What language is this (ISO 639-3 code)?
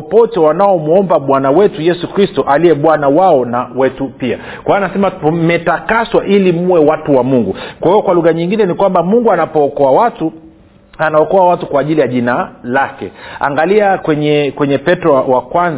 swa